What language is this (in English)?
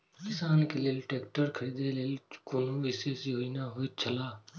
Maithili